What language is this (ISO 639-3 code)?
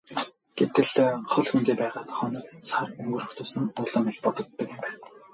mon